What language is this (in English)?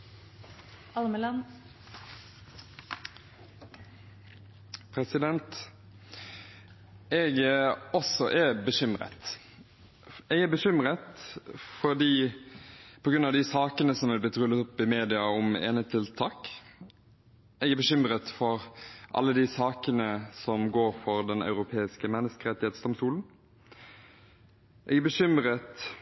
Norwegian